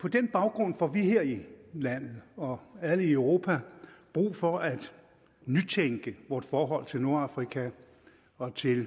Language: Danish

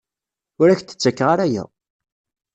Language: Kabyle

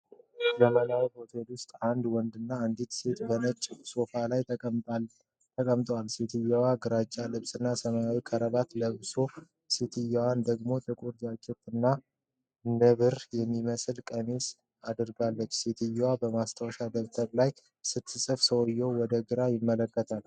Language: Amharic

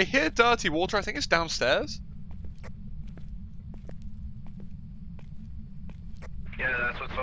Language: English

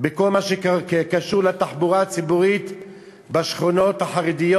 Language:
Hebrew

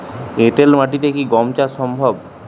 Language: Bangla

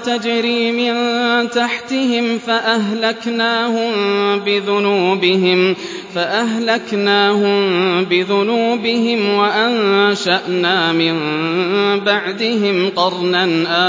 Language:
Arabic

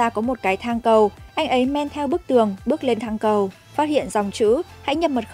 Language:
Vietnamese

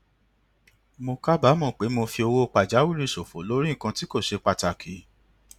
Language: Yoruba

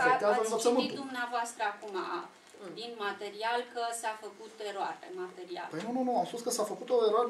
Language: Romanian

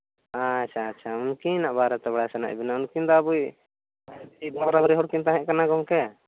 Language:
Santali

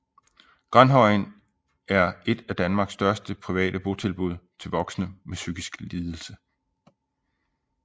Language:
Danish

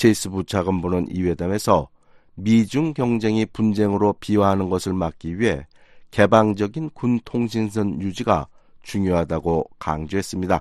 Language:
Korean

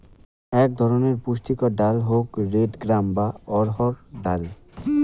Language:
Bangla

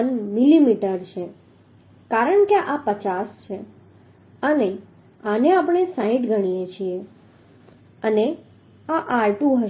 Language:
Gujarati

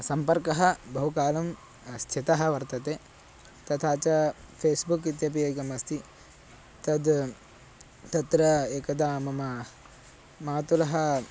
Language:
Sanskrit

